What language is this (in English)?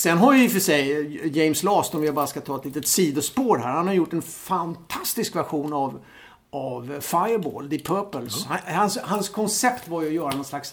Swedish